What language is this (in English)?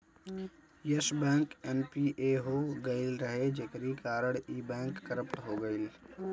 Bhojpuri